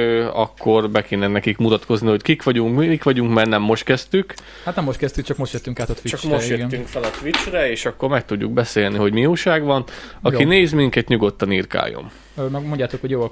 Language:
Hungarian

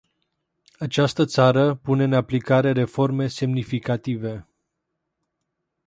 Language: Romanian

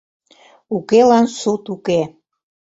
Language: Mari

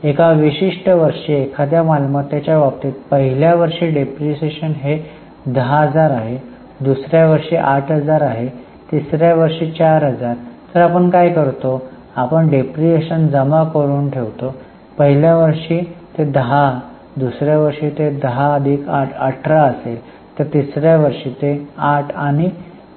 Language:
Marathi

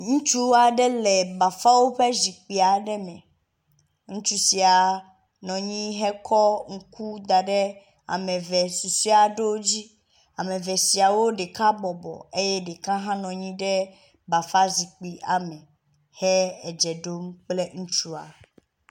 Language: Ewe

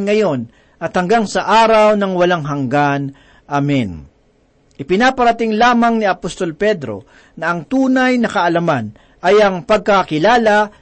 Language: Filipino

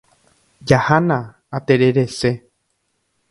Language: Guarani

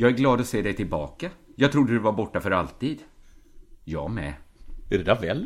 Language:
Swedish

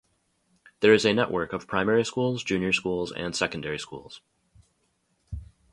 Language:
English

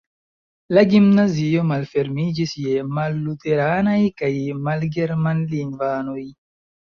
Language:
Esperanto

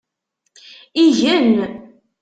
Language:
Kabyle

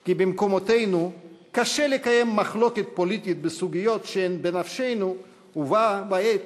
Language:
Hebrew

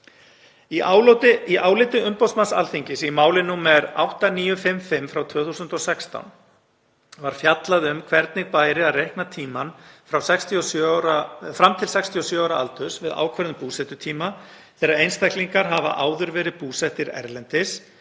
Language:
Icelandic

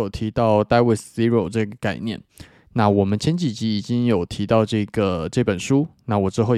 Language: Chinese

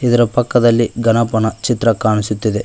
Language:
Kannada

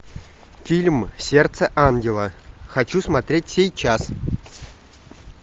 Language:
Russian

